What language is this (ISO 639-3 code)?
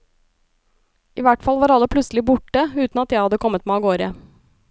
nor